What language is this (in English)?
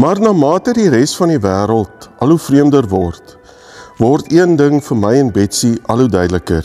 Dutch